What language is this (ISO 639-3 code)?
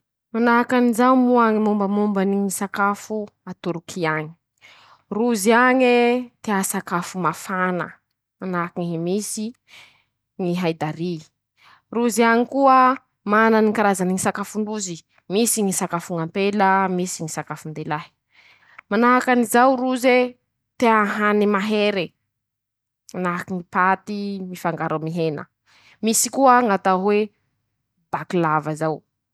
msh